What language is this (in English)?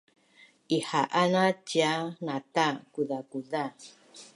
Bunun